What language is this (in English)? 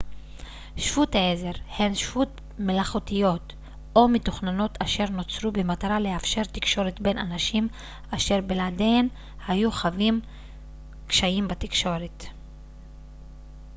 Hebrew